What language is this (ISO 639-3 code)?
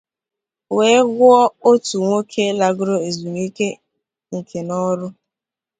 ibo